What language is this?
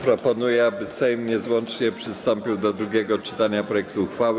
Polish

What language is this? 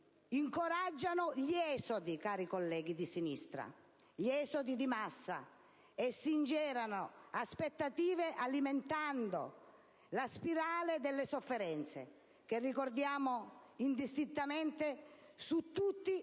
Italian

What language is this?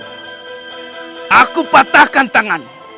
Indonesian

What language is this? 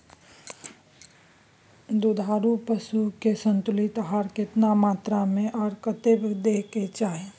Maithili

